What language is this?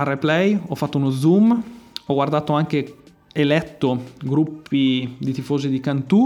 Italian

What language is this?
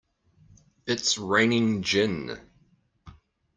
English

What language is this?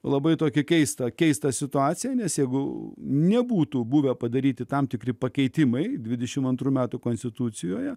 Lithuanian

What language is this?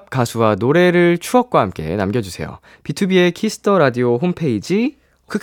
Korean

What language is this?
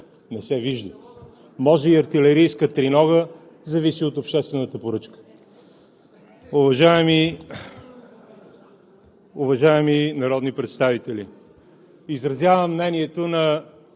Bulgarian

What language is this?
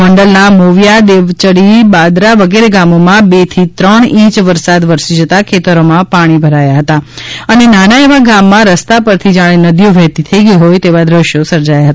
Gujarati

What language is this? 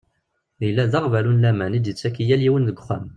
Kabyle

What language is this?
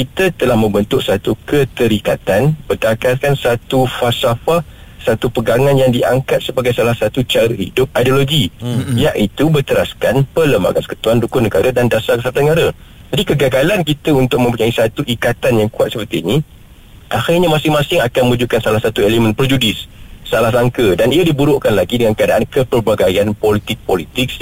Malay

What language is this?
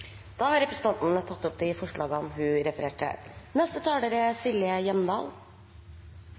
Norwegian Bokmål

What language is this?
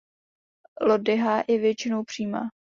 Czech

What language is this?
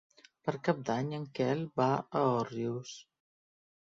Catalan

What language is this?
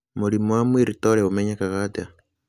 Kikuyu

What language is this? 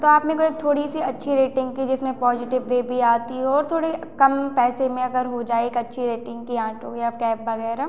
Hindi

